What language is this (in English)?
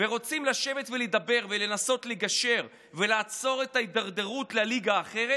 Hebrew